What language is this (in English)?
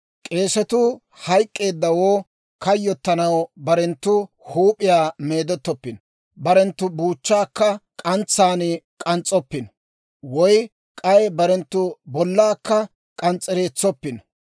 Dawro